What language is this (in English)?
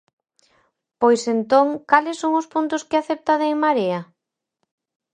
Galician